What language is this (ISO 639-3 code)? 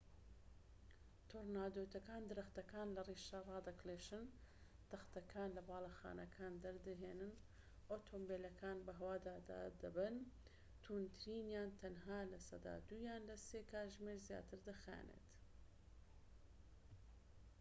ckb